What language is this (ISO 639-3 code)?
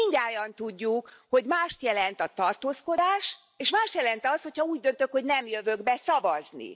hun